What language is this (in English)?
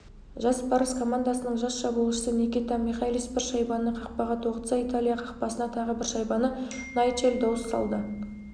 Kazakh